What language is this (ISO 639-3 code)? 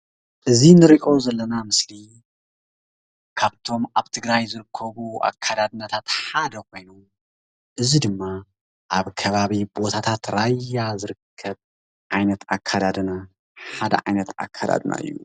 tir